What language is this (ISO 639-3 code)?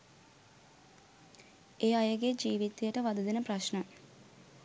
sin